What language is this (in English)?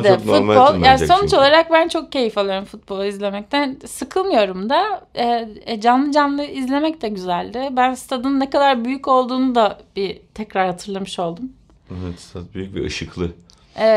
Turkish